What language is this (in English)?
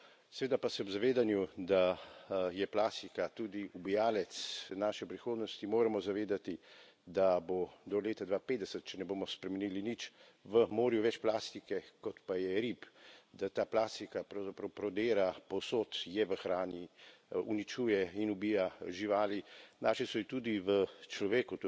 Slovenian